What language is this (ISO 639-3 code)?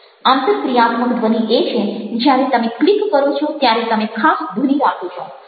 guj